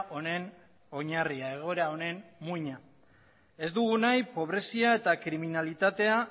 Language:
Basque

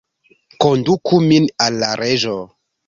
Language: Esperanto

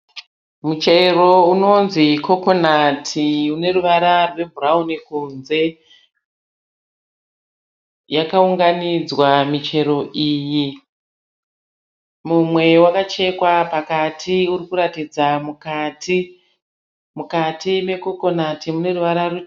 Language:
Shona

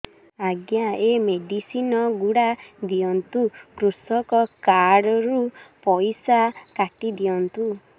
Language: Odia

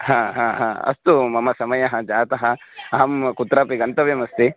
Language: Sanskrit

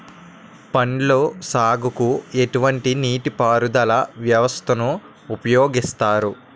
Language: Telugu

